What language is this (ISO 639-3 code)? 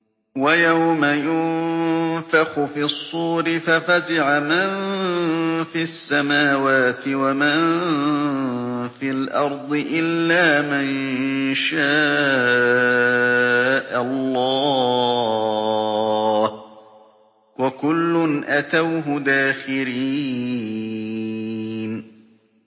ara